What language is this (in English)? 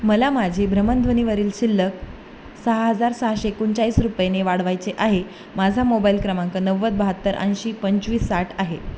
Marathi